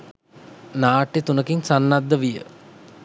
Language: Sinhala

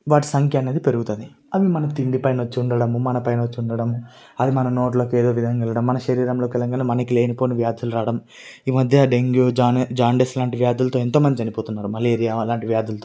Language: Telugu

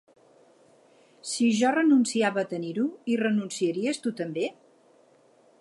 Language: Catalan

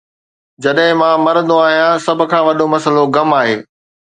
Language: Sindhi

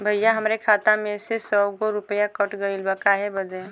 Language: Bhojpuri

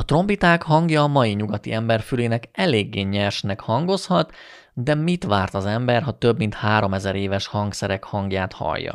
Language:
Hungarian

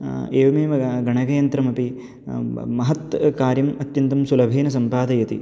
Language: Sanskrit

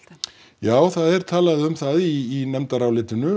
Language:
Icelandic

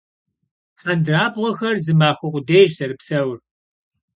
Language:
Kabardian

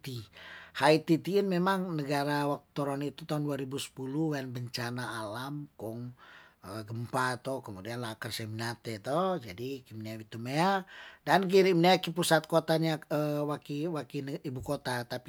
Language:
Tondano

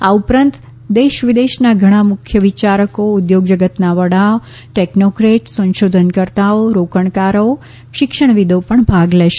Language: Gujarati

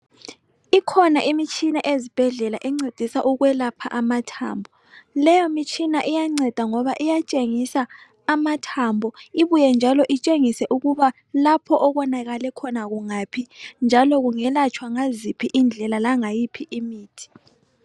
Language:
North Ndebele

